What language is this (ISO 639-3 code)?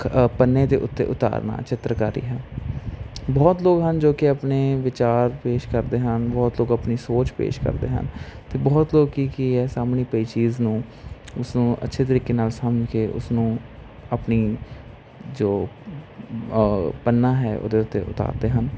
pan